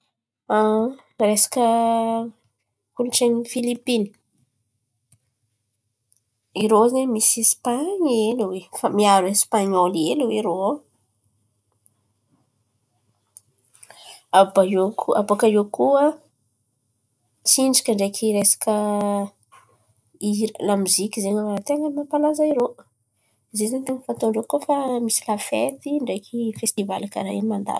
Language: Antankarana Malagasy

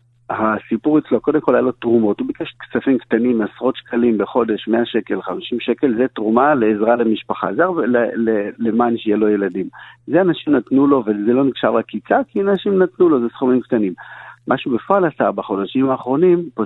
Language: Hebrew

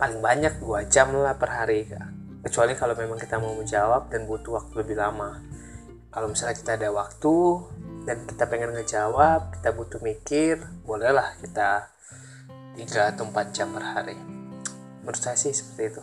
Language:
Indonesian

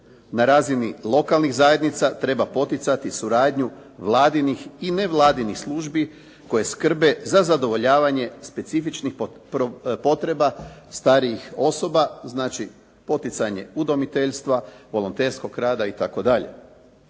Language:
Croatian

